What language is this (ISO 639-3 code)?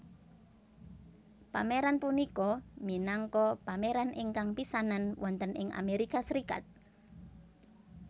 jav